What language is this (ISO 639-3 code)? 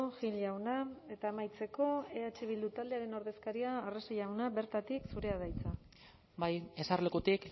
eus